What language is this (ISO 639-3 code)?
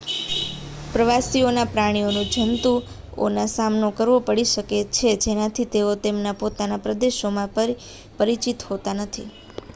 guj